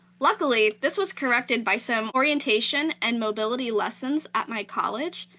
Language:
English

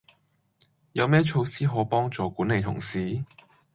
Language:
Cantonese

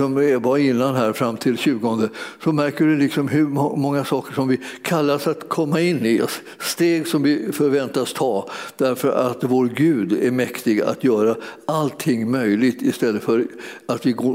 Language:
Swedish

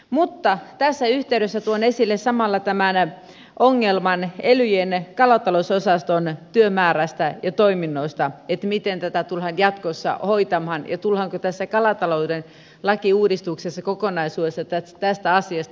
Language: Finnish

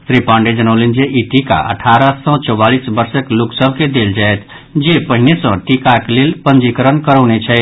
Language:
Maithili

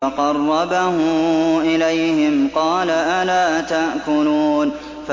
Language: Arabic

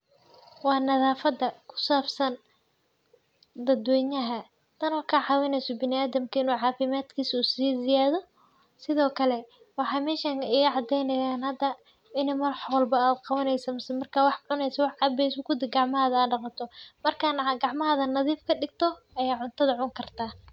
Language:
Somali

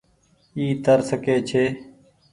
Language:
Goaria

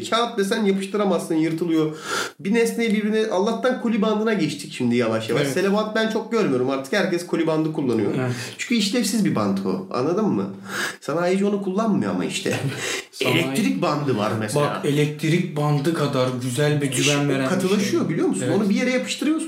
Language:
Turkish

